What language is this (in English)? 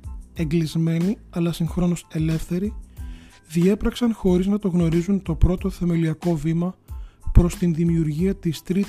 Greek